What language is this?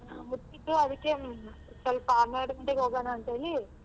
Kannada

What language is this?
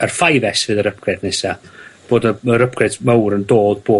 Welsh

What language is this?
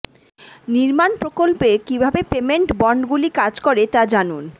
Bangla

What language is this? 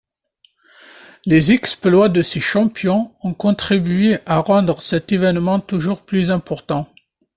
French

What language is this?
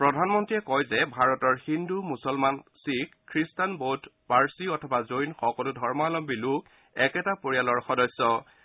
Assamese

